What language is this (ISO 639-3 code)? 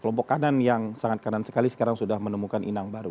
ind